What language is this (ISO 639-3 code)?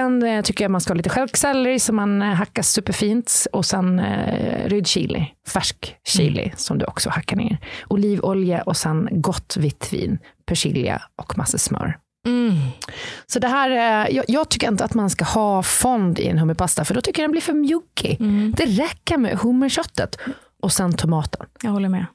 swe